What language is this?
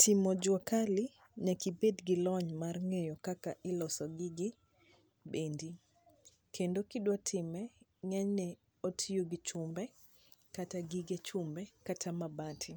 Luo (Kenya and Tanzania)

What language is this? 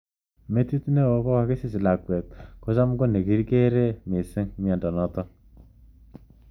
Kalenjin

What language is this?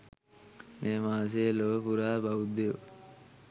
Sinhala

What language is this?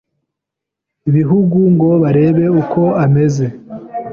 Kinyarwanda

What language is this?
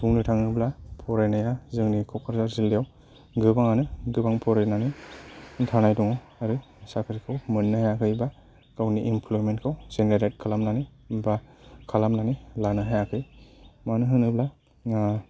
Bodo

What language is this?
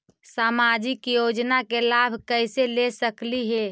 Magahi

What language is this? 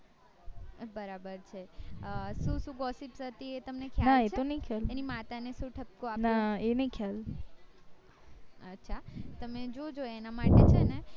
Gujarati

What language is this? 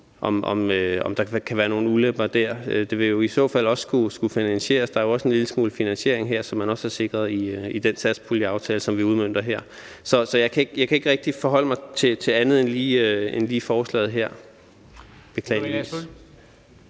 Danish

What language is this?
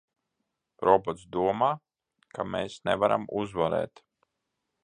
Latvian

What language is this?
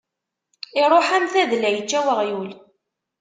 Kabyle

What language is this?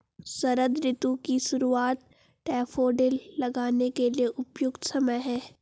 Hindi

